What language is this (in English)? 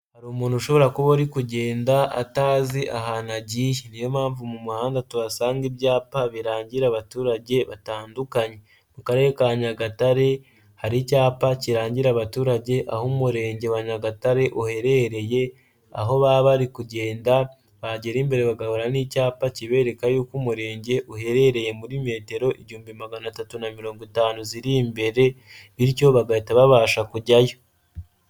Kinyarwanda